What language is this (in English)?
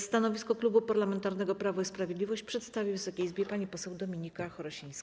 Polish